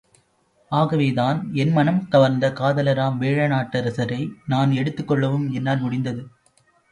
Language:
Tamil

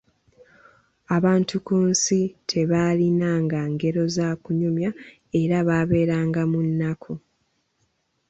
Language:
Ganda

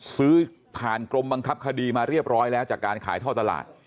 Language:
Thai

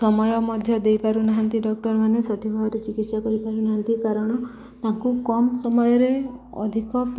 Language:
Odia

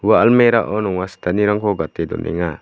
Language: Garo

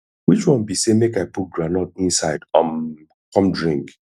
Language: Nigerian Pidgin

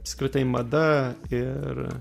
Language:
Lithuanian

